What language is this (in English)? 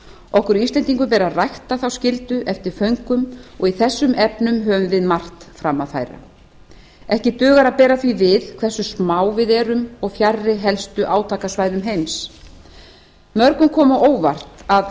Icelandic